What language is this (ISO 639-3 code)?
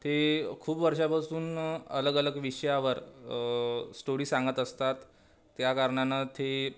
mar